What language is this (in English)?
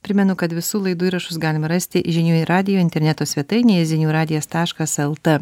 Lithuanian